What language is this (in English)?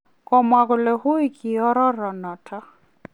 Kalenjin